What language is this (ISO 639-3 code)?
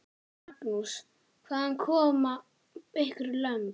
isl